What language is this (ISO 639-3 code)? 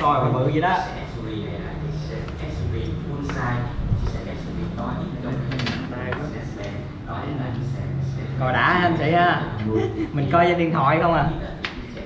vie